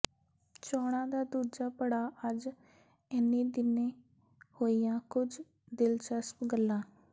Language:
Punjabi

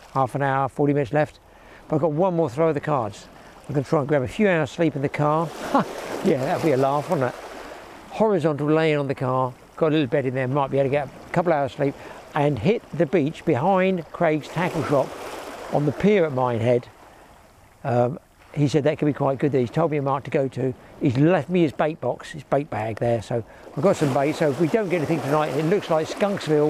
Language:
English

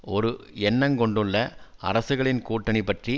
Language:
Tamil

